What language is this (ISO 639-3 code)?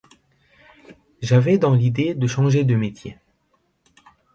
fra